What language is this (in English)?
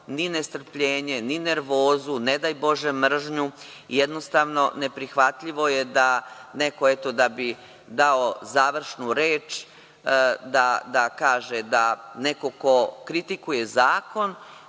Serbian